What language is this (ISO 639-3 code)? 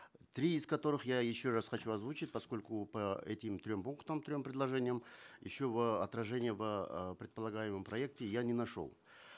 kaz